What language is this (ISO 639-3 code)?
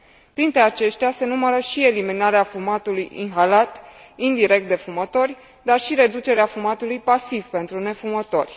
ron